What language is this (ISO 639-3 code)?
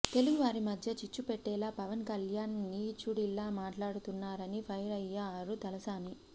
tel